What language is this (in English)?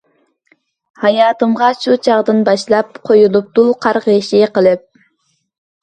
Uyghur